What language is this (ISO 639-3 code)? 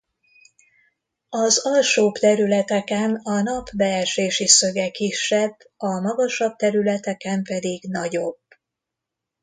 hun